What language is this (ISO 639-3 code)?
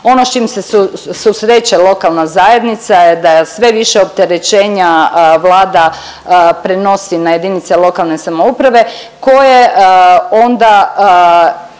hrv